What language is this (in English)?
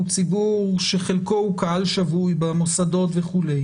Hebrew